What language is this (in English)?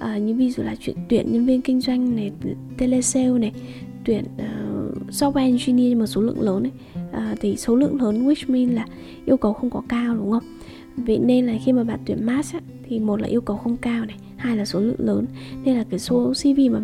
Vietnamese